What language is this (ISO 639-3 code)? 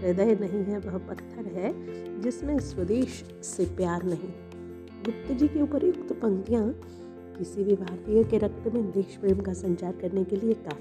hin